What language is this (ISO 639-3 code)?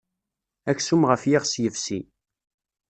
kab